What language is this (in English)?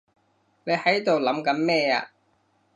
Cantonese